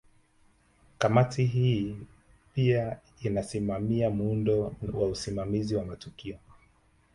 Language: Swahili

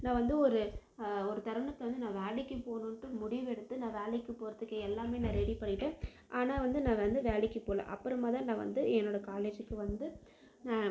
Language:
Tamil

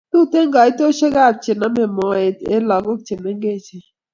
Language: Kalenjin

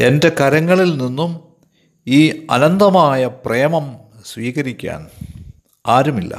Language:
Malayalam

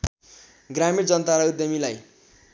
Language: Nepali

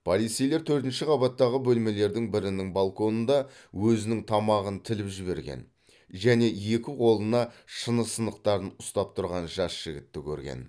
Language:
Kazakh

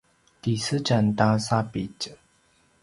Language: Paiwan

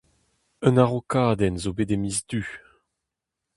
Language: Breton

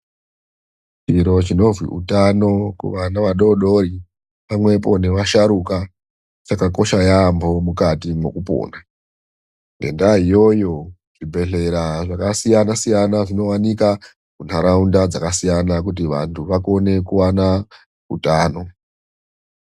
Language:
Ndau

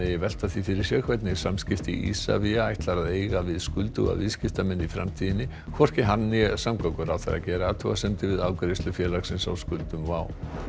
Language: Icelandic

